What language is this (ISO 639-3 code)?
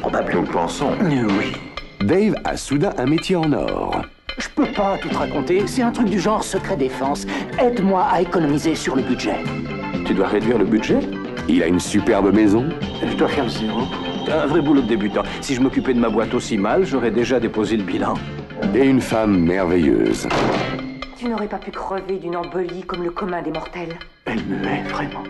fra